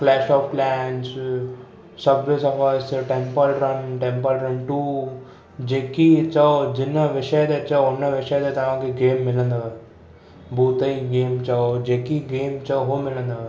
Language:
Sindhi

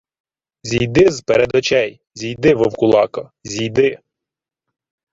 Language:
Ukrainian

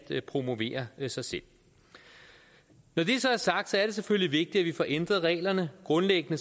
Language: Danish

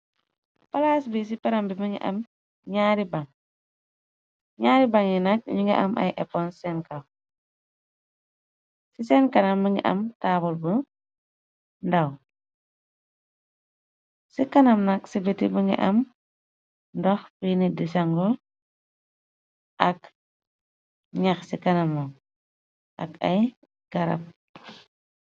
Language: Wolof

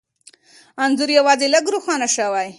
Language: Pashto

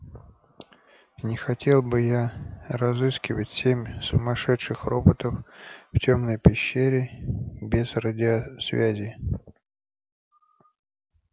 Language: Russian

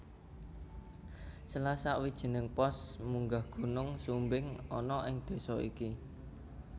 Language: Javanese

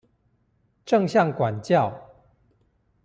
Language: Chinese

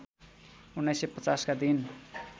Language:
Nepali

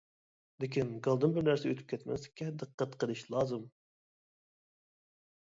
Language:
Uyghur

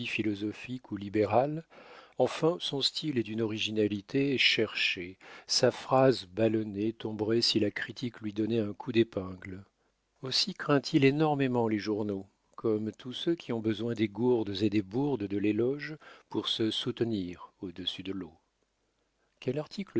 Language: French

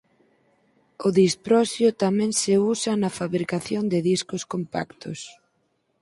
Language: Galician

